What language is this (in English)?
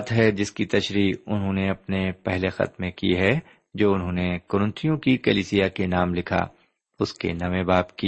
Urdu